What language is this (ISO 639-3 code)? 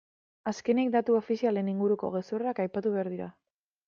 eus